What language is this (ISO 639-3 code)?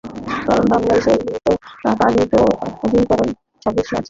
ben